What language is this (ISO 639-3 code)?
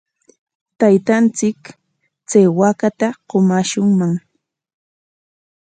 qwa